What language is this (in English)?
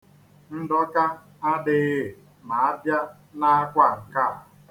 Igbo